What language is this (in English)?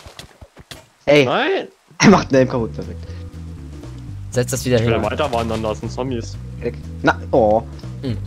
German